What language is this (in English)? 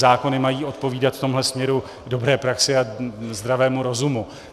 Czech